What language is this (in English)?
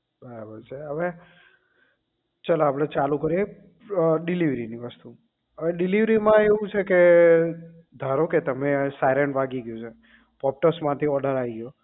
Gujarati